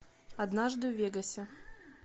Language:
Russian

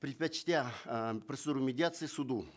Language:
Kazakh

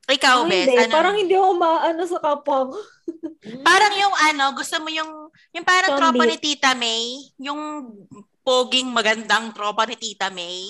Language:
Filipino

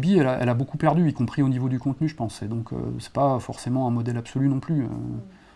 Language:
French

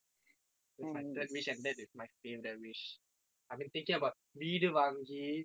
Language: English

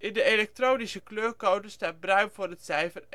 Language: Dutch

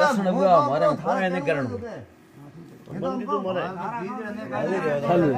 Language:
Arabic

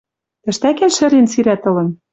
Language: Western Mari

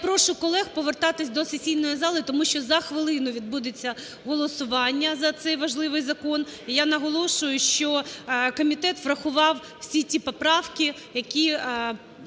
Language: Ukrainian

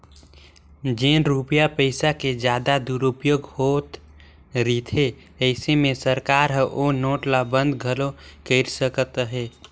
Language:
Chhattisgarhi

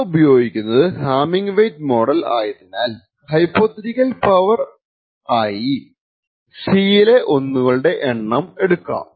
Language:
Malayalam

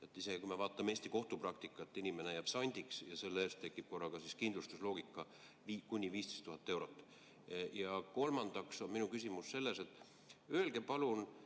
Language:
Estonian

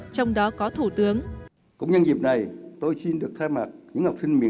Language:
Vietnamese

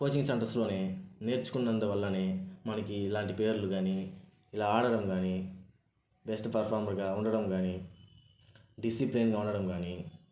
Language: Telugu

